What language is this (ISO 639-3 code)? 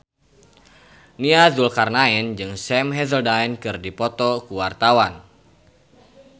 sun